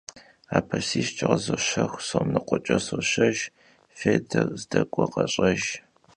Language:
Kabardian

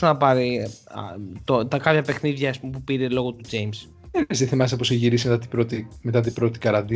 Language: Greek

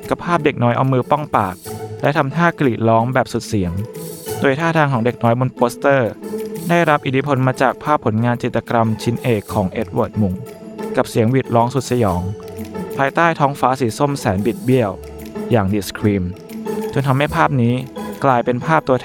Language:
Thai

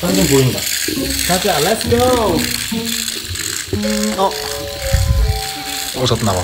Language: Korean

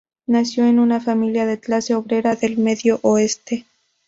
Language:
Spanish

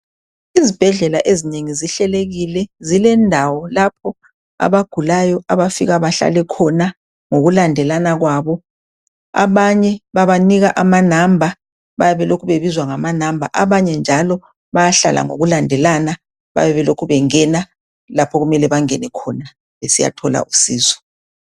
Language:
North Ndebele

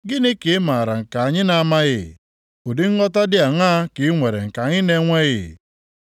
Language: Igbo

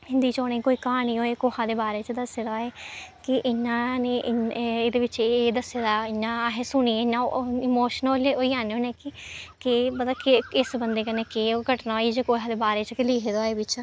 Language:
Dogri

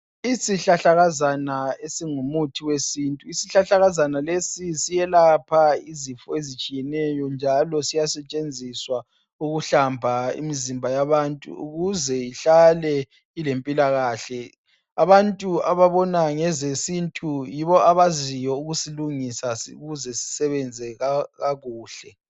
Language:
North Ndebele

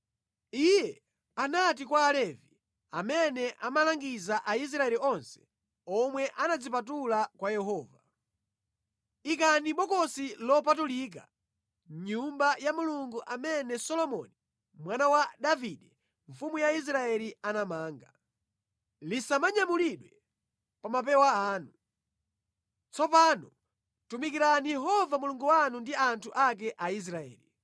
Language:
Nyanja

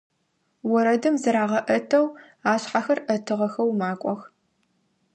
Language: Adyghe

